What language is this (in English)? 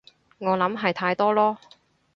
Cantonese